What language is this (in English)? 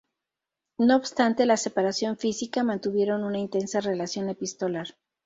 Spanish